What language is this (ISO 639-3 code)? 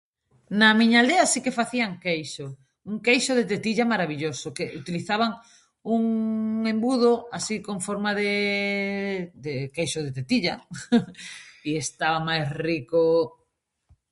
glg